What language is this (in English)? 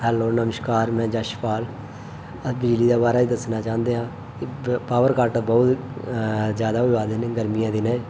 Dogri